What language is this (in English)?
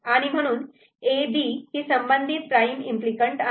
Marathi